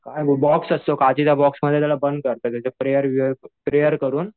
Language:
Marathi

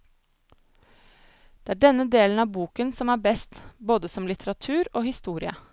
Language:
Norwegian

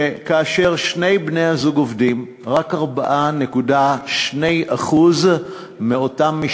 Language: Hebrew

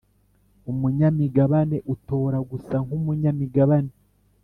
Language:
Kinyarwanda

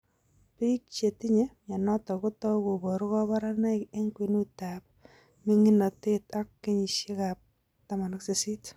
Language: Kalenjin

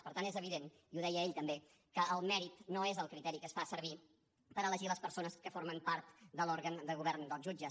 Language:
Catalan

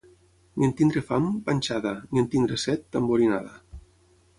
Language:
Catalan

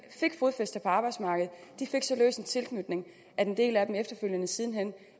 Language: Danish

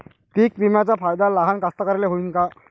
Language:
Marathi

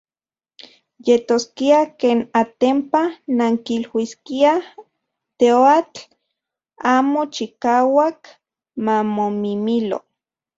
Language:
Central Puebla Nahuatl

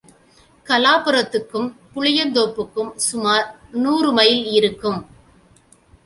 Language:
Tamil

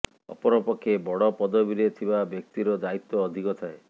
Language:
Odia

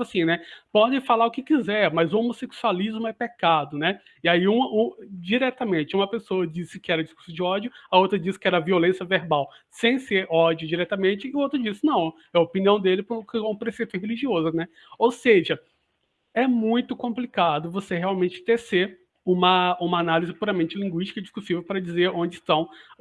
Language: Portuguese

